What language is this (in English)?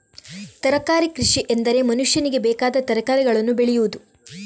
Kannada